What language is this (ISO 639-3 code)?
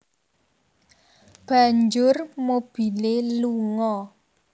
jav